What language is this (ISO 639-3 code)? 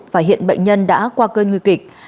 vie